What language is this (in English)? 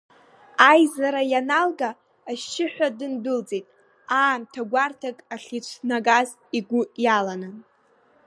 Abkhazian